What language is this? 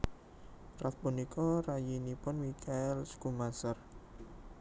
Javanese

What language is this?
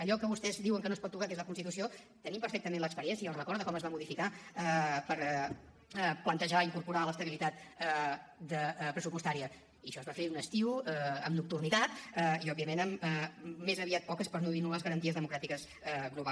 Catalan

